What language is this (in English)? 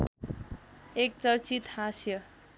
Nepali